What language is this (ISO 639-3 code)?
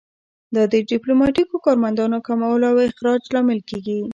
pus